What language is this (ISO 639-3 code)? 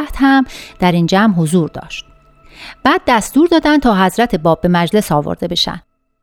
fas